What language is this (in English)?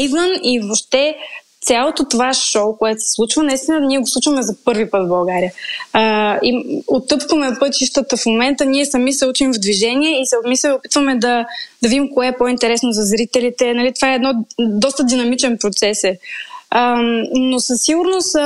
Bulgarian